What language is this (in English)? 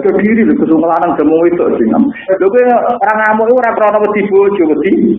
Indonesian